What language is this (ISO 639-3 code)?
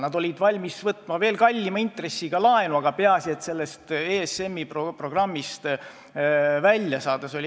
est